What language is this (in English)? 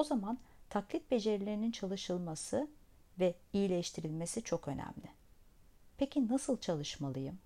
Turkish